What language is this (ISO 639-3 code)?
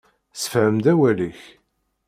kab